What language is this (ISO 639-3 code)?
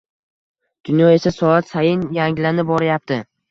uzb